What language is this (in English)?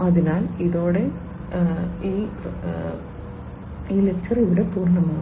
Malayalam